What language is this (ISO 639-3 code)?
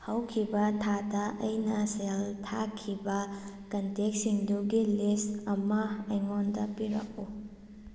mni